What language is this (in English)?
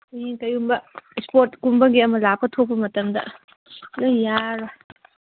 Manipuri